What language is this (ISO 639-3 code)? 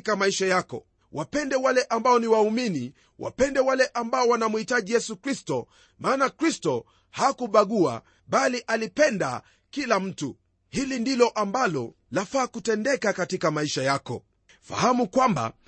swa